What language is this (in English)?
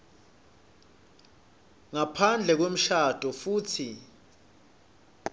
Swati